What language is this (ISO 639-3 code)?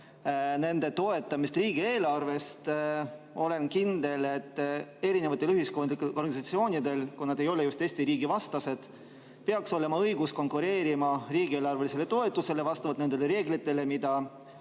est